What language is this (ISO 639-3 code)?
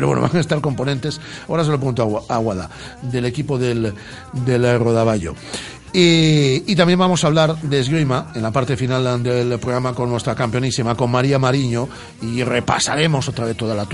spa